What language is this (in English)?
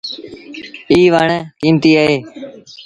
Sindhi Bhil